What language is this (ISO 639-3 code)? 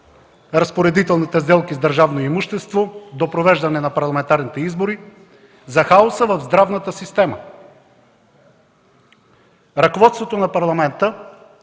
bul